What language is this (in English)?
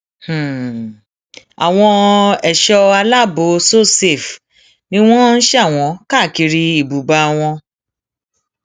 Yoruba